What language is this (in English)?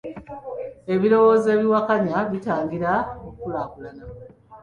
Ganda